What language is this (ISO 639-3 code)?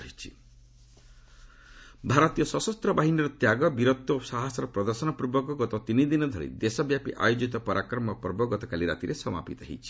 ori